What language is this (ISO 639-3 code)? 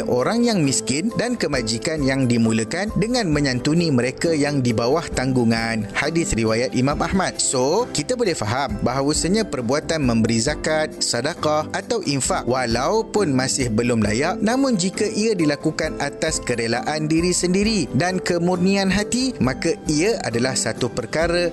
msa